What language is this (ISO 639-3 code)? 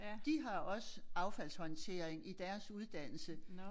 dan